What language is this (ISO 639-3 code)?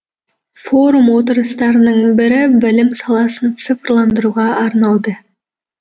kaz